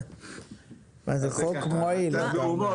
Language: Hebrew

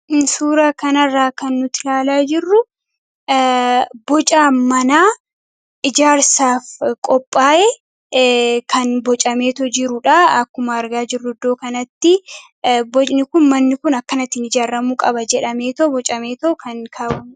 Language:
Oromo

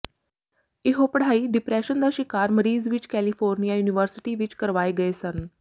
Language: Punjabi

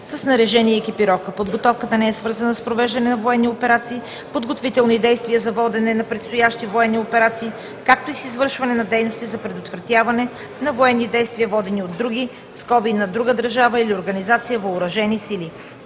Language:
Bulgarian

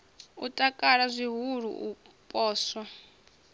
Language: Venda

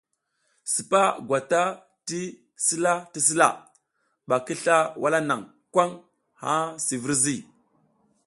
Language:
South Giziga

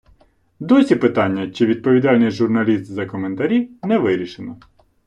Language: Ukrainian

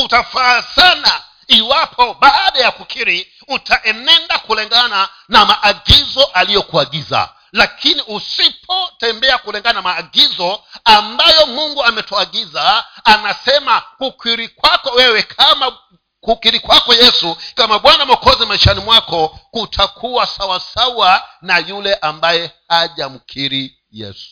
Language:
Swahili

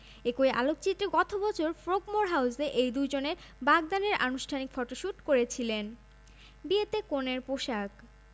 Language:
Bangla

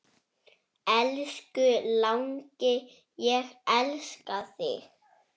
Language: Icelandic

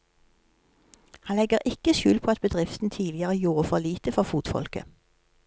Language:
Norwegian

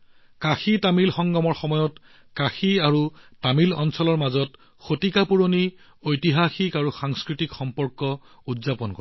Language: Assamese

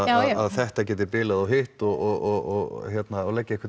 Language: Icelandic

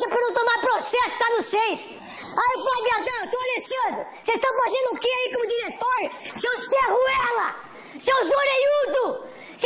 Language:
Portuguese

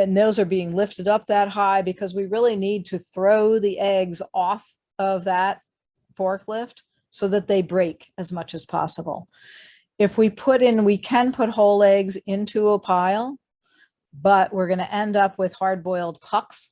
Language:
English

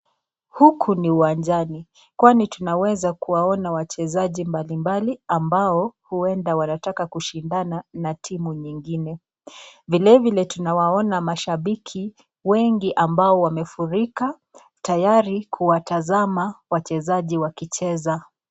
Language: Swahili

